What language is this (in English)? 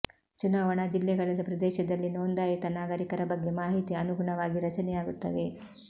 Kannada